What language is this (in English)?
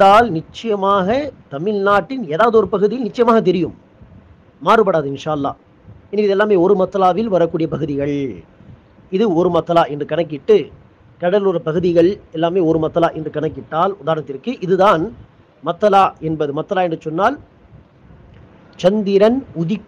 Tamil